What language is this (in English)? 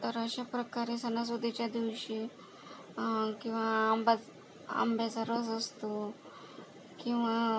Marathi